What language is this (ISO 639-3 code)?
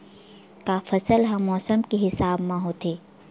hne